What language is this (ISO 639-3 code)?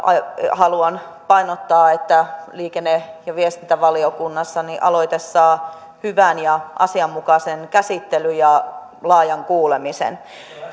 fin